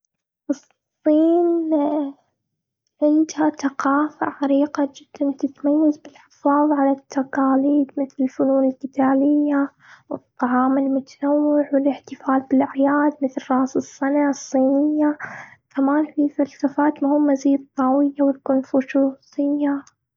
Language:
Gulf Arabic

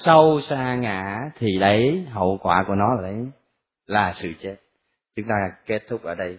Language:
Vietnamese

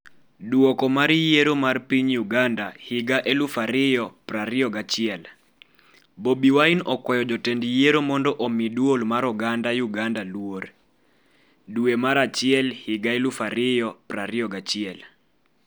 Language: Luo (Kenya and Tanzania)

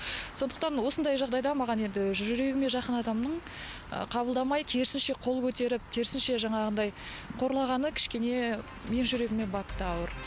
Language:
Kazakh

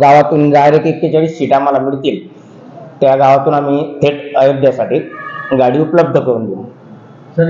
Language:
Marathi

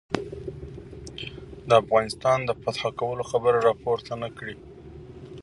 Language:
Pashto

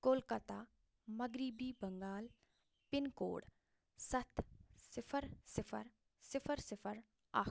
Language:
Kashmiri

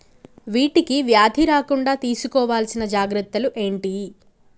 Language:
Telugu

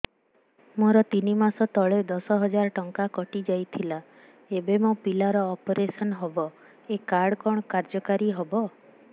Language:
Odia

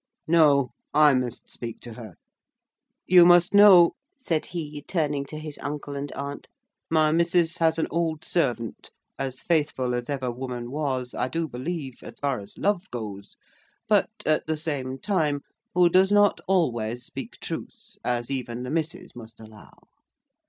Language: English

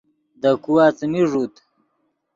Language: Yidgha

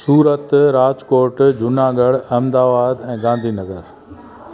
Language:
Sindhi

